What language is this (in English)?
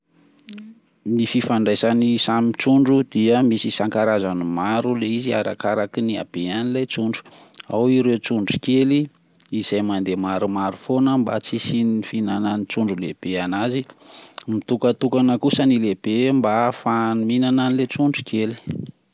Malagasy